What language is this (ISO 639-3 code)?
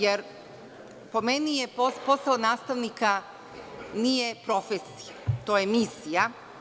srp